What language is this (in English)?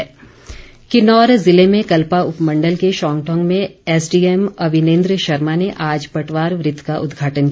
Hindi